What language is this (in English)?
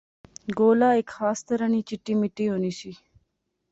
Pahari-Potwari